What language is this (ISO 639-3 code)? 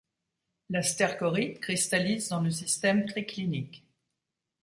fra